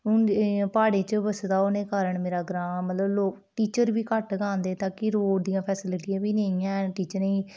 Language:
Dogri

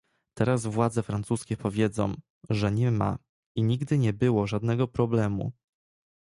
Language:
Polish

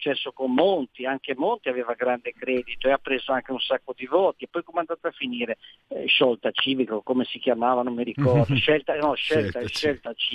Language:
Italian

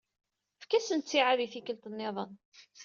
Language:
Kabyle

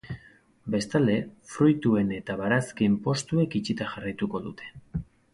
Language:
Basque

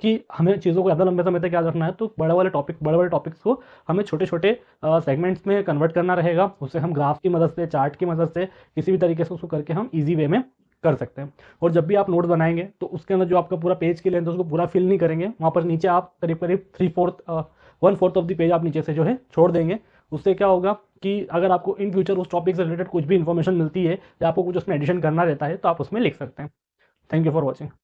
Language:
Hindi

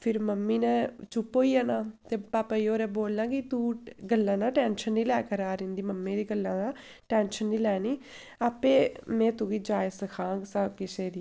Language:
Dogri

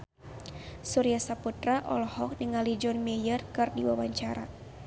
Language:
Sundanese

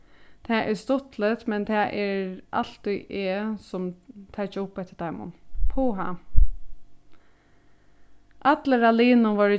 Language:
Faroese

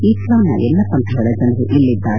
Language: Kannada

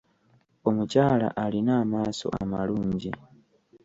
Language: Ganda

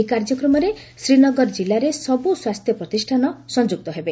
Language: Odia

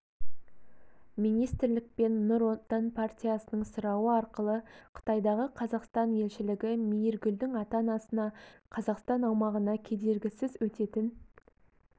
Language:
Kazakh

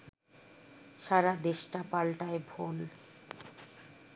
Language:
Bangla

